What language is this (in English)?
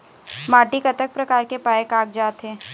Chhattisgarhi